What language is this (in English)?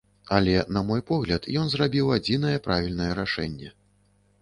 Belarusian